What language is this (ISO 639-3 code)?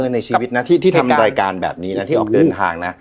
tha